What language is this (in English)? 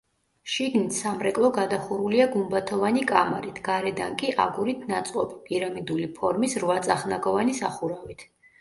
Georgian